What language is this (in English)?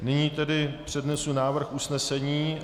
Czech